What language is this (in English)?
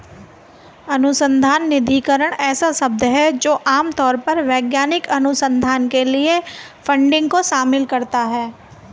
Hindi